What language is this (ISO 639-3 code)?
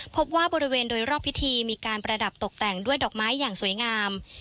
tha